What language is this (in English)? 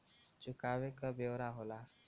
Bhojpuri